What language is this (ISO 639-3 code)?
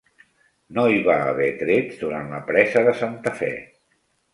cat